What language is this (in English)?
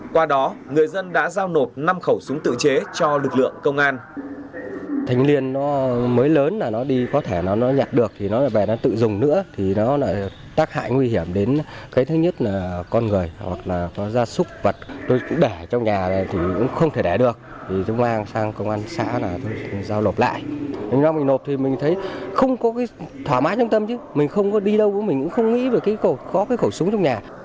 Vietnamese